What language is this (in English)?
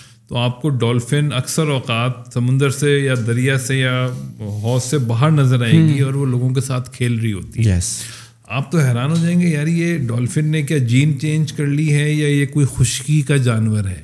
Urdu